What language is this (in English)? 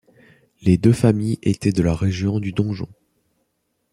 French